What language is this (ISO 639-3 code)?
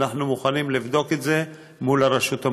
heb